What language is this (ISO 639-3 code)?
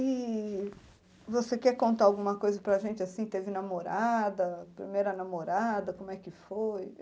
por